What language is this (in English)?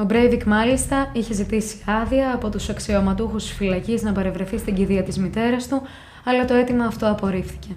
Greek